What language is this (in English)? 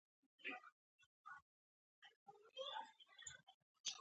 Pashto